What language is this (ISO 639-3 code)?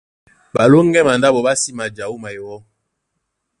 dua